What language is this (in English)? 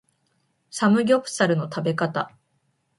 Japanese